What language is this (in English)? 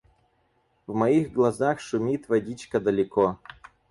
Russian